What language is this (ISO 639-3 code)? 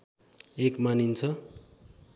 nep